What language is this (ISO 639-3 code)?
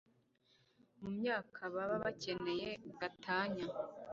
kin